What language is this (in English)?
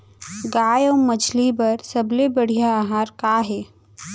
Chhattisgarhi